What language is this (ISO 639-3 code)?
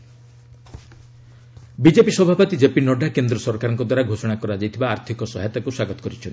ori